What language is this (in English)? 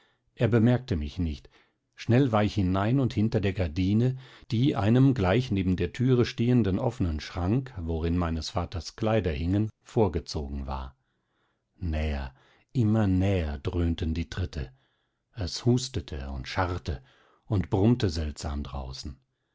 German